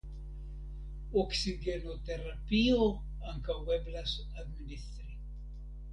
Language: Esperanto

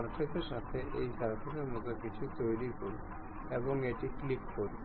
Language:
Bangla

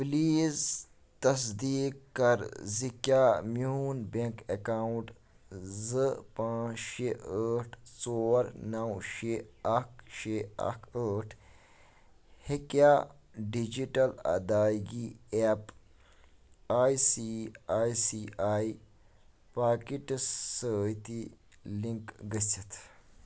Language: Kashmiri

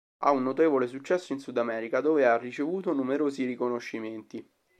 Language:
Italian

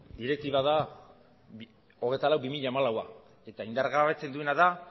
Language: Basque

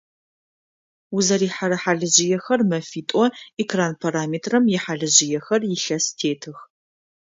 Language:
Adyghe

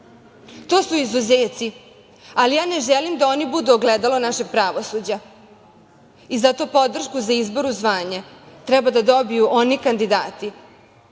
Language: Serbian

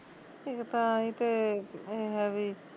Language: Punjabi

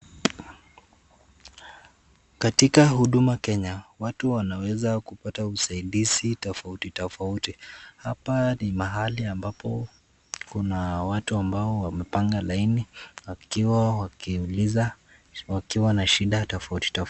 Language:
Swahili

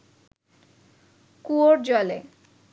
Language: Bangla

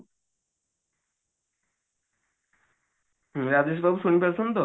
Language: Odia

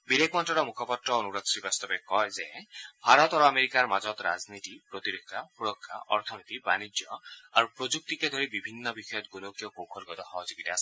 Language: Assamese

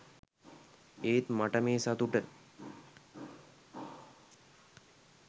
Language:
Sinhala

